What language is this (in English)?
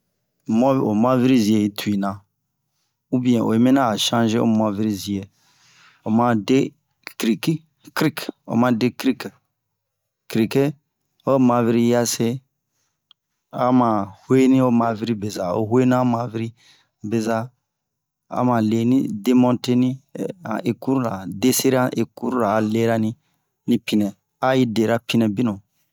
Bomu